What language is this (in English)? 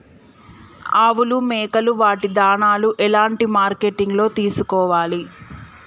Telugu